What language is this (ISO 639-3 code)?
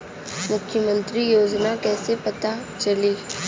bho